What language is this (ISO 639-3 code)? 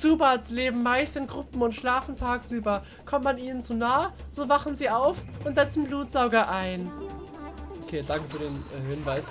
deu